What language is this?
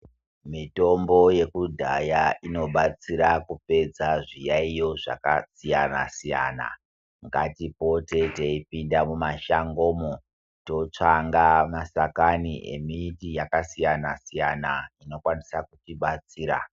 Ndau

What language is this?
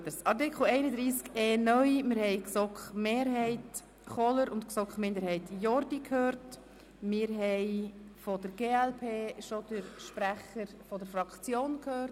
Swiss German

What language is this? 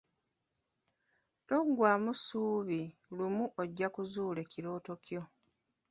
Ganda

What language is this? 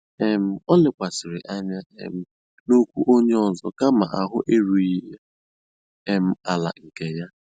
Igbo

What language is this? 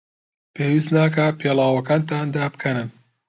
Central Kurdish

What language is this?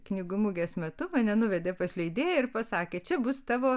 Lithuanian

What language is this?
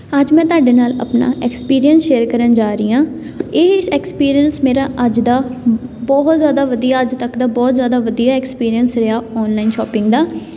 Punjabi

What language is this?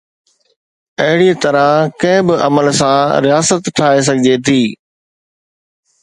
Sindhi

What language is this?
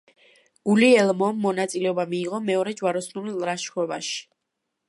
Georgian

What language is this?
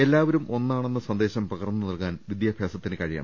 Malayalam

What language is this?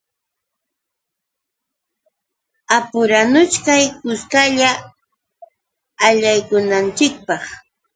Yauyos Quechua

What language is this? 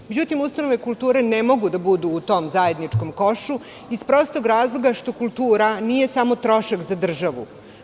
Serbian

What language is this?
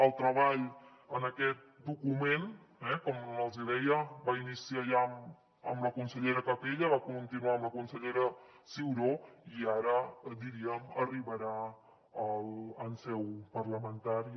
Catalan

